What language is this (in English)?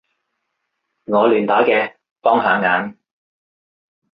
Cantonese